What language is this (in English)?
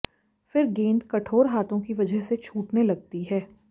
Hindi